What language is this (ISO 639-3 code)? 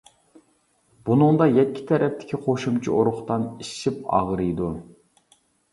uig